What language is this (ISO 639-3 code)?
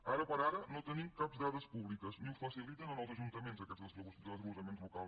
cat